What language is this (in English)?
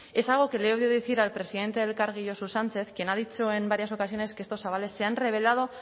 Spanish